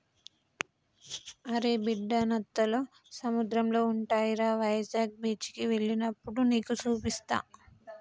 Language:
Telugu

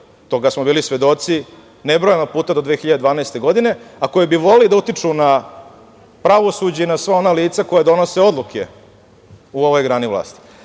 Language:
Serbian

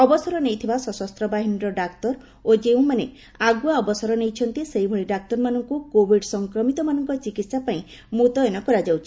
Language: Odia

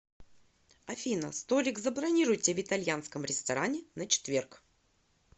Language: Russian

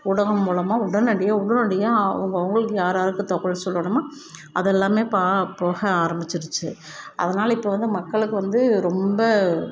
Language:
Tamil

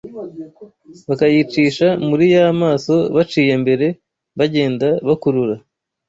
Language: Kinyarwanda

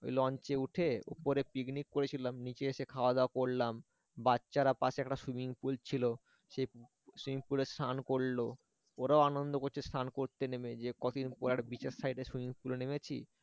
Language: Bangla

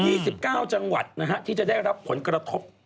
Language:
Thai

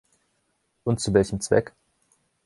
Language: German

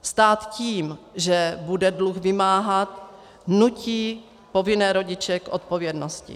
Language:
Czech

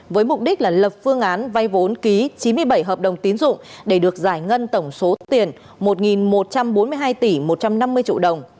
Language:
Vietnamese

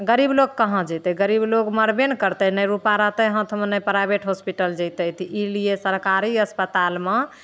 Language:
Maithili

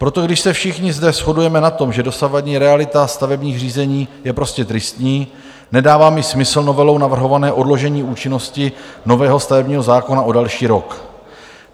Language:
Czech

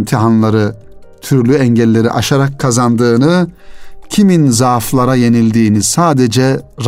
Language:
Turkish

